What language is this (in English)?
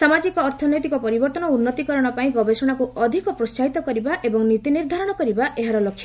Odia